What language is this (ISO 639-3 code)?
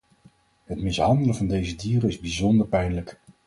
nld